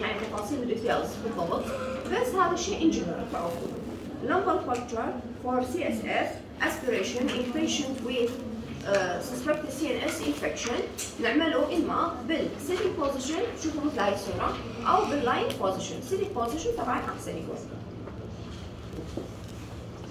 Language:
Arabic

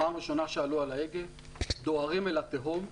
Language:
Hebrew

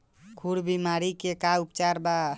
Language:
Bhojpuri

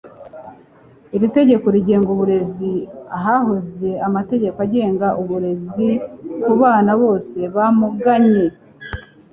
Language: Kinyarwanda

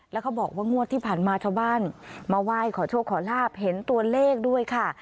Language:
Thai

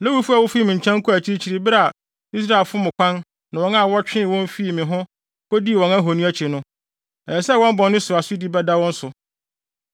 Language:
Akan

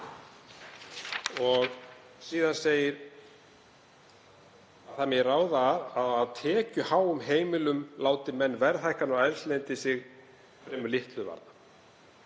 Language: Icelandic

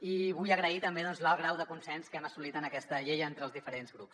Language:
Catalan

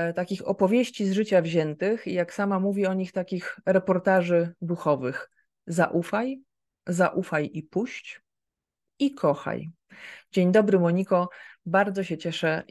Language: Polish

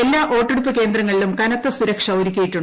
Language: Malayalam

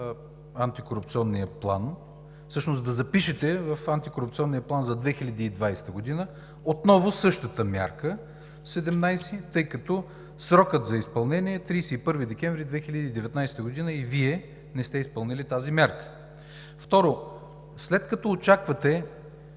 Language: Bulgarian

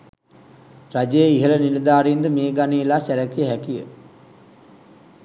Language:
Sinhala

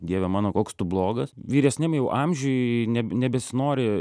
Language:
Lithuanian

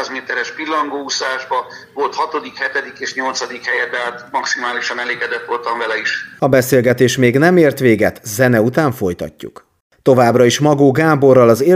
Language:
Hungarian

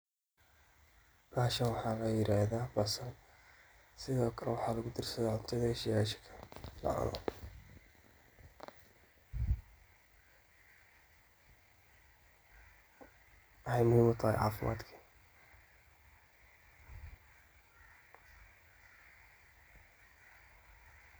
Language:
Somali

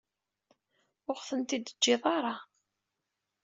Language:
Kabyle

